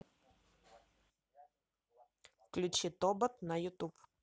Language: Russian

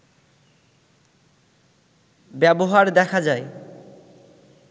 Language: Bangla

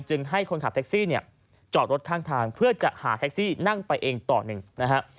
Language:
Thai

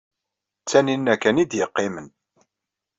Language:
Kabyle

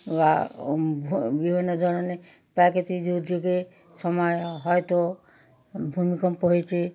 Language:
Bangla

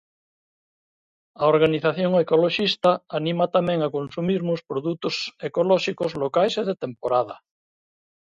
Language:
Galician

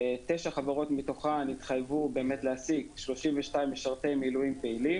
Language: Hebrew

